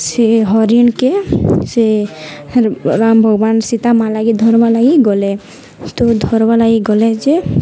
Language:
Odia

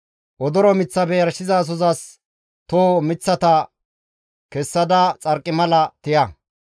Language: Gamo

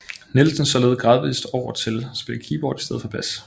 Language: Danish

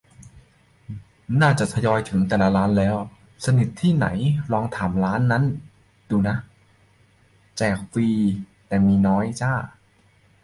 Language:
Thai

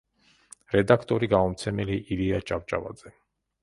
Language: Georgian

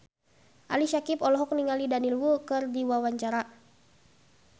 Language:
Sundanese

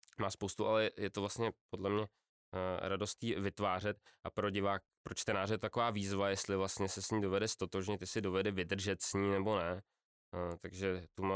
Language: Czech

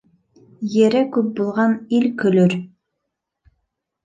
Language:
Bashkir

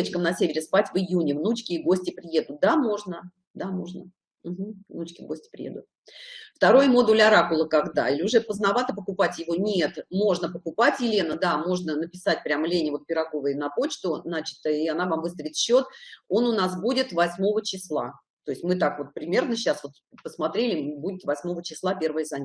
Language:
Russian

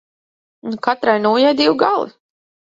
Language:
Latvian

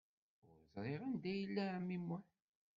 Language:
Kabyle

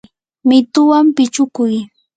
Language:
Yanahuanca Pasco Quechua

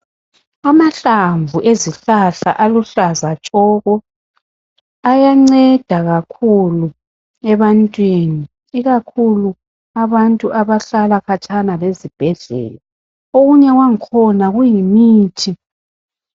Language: North Ndebele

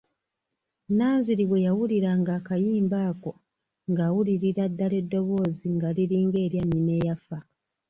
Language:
Ganda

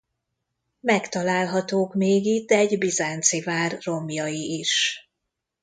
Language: Hungarian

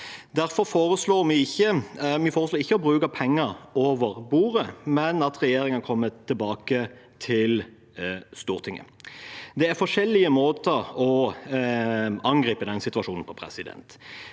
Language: Norwegian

